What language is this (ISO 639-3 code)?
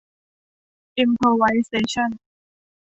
tha